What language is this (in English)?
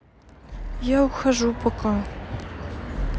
Russian